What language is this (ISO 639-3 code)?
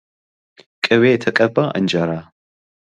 amh